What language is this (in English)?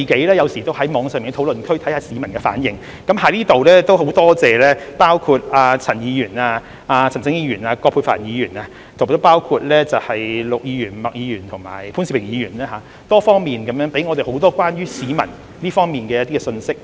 Cantonese